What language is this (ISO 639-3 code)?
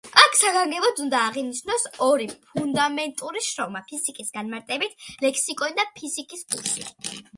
kat